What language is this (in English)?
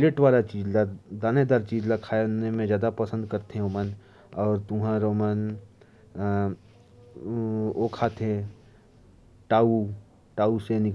Korwa